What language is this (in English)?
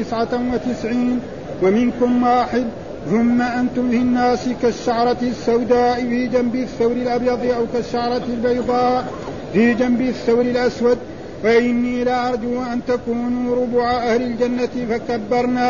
Arabic